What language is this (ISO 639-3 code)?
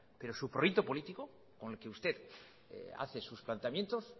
spa